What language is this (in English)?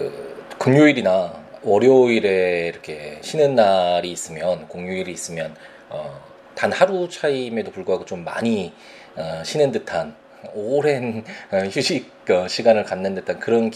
Korean